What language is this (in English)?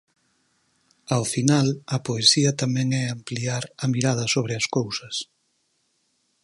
Galician